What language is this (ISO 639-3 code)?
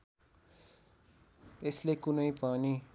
nep